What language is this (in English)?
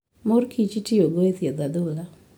Luo (Kenya and Tanzania)